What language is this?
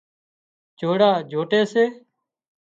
Wadiyara Koli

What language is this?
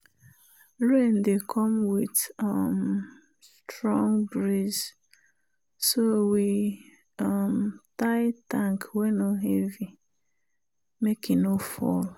Nigerian Pidgin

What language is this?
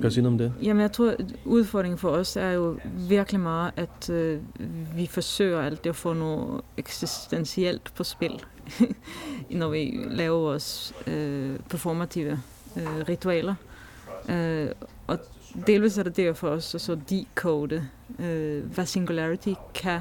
Danish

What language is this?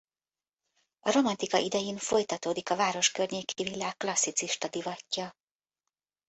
Hungarian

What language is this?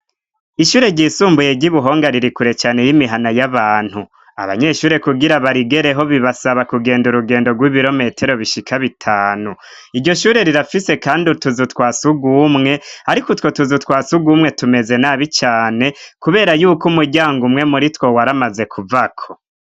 Rundi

